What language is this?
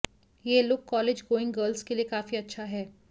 Hindi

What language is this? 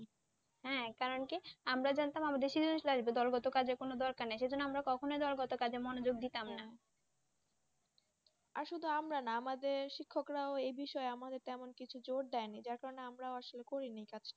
Bangla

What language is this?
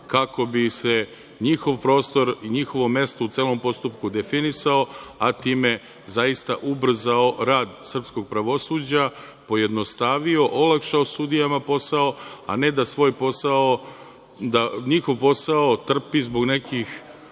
Serbian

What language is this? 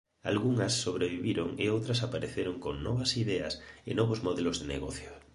Galician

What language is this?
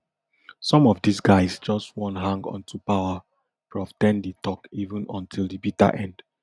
Nigerian Pidgin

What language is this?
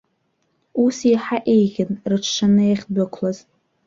Abkhazian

